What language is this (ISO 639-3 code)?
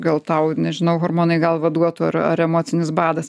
lit